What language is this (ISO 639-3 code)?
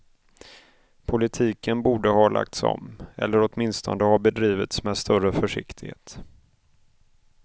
swe